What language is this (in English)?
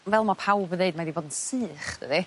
Welsh